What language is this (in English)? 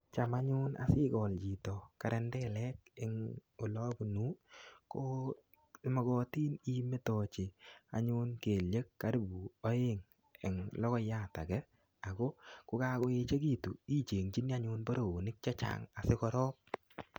Kalenjin